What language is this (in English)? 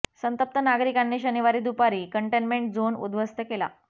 Marathi